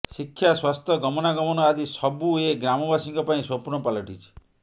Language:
Odia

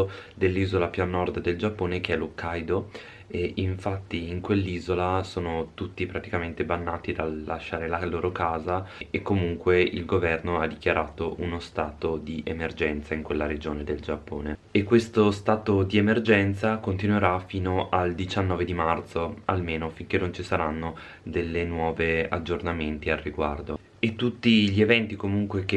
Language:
Italian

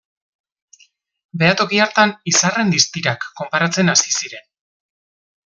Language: Basque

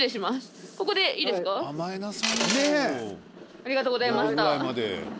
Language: Japanese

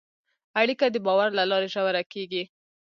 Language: Pashto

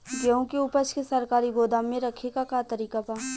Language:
Bhojpuri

